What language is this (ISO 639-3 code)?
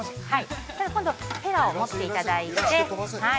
jpn